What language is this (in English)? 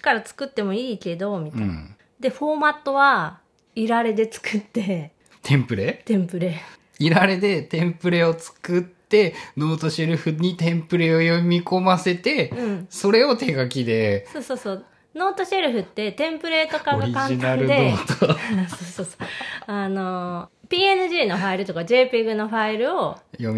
Japanese